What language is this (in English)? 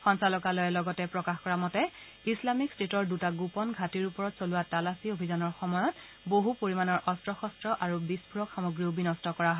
Assamese